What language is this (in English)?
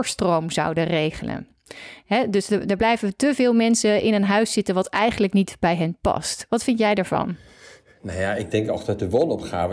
Dutch